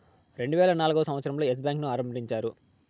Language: Telugu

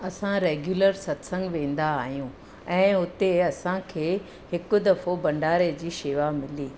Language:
Sindhi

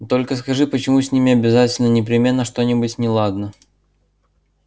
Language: Russian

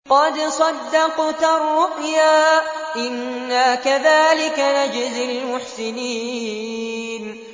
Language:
Arabic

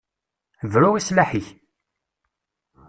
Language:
Kabyle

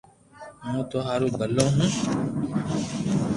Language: Loarki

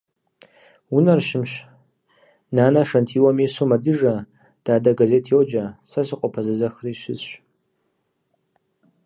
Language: Kabardian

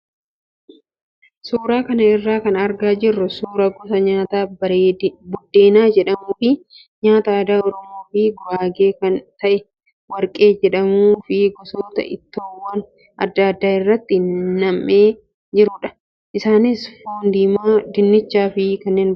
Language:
Oromo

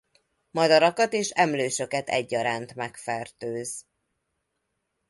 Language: Hungarian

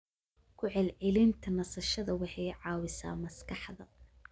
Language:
Somali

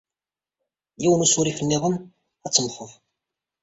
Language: Kabyle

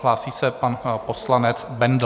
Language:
Czech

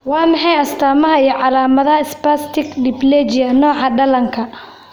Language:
Somali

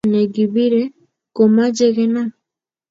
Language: Kalenjin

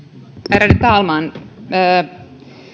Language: Finnish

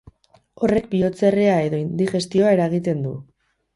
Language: Basque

